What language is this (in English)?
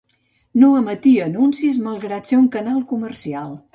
Catalan